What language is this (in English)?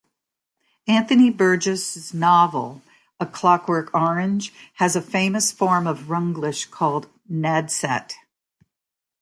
English